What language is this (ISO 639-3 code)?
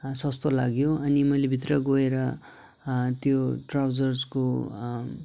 nep